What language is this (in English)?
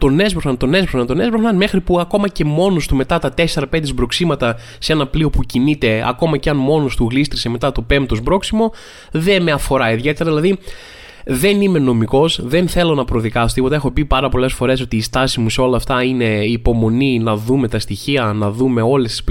Greek